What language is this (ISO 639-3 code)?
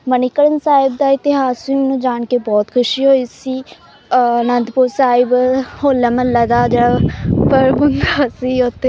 pan